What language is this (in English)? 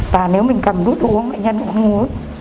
Vietnamese